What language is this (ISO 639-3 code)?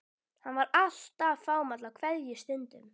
isl